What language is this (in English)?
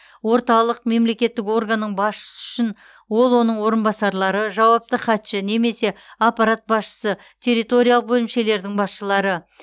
Kazakh